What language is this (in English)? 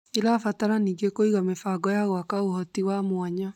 Kikuyu